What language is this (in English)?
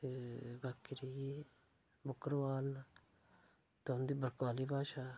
Dogri